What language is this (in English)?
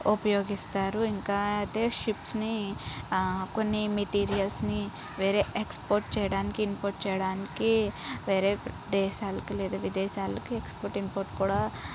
Telugu